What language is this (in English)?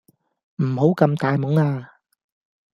Cantonese